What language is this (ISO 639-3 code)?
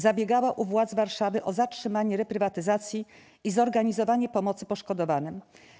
pol